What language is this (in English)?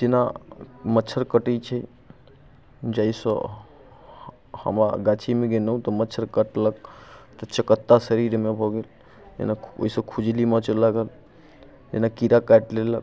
Maithili